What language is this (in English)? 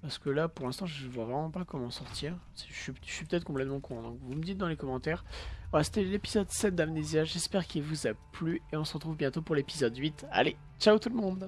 French